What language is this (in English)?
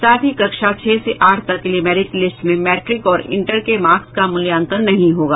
Hindi